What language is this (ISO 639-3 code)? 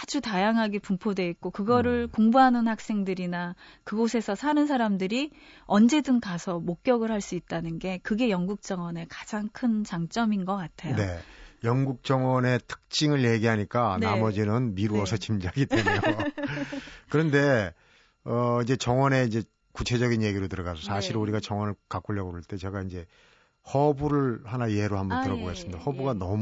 kor